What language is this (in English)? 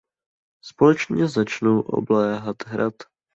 Czech